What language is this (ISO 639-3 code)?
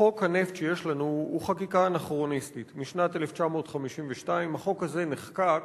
heb